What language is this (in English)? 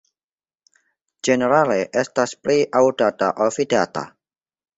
Esperanto